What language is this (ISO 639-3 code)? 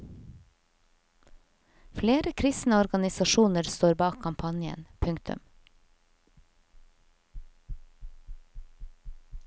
nor